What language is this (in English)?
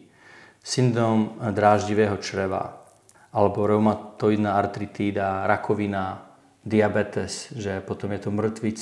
Czech